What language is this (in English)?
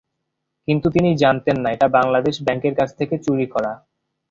Bangla